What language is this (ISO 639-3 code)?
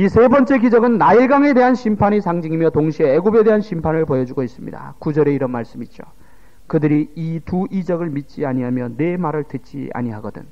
kor